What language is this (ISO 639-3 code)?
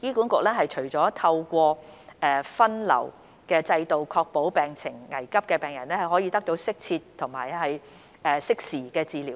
yue